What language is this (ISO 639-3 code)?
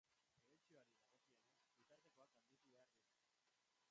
eus